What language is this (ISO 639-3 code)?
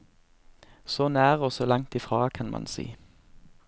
nor